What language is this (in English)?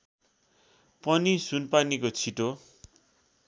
Nepali